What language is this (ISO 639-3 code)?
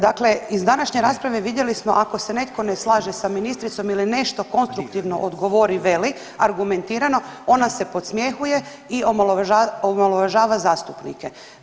hrv